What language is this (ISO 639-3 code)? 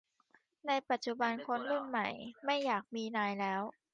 tha